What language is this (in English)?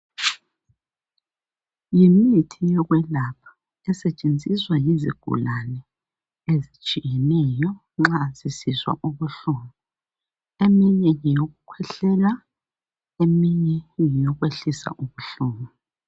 North Ndebele